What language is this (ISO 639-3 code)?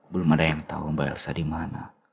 ind